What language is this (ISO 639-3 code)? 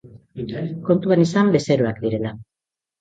eus